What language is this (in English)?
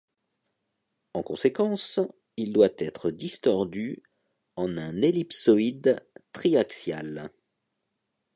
French